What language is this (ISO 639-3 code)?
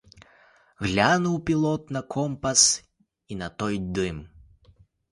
ukr